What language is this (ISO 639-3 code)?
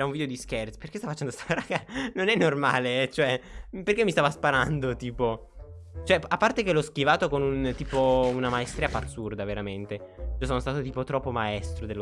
ita